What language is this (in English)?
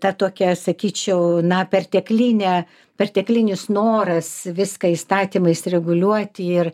Lithuanian